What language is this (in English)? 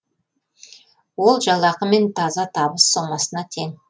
Kazakh